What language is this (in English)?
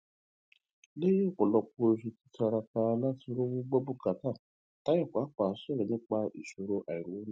Yoruba